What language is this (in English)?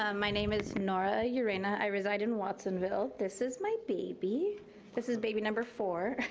English